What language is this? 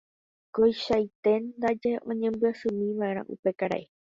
Guarani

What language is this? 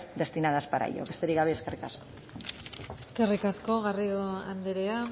Basque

